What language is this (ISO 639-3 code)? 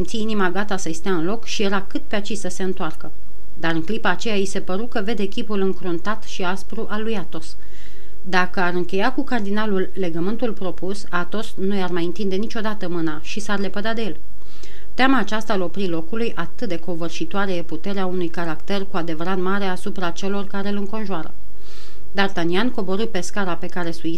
ron